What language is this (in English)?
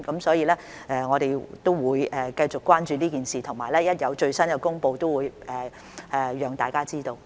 Cantonese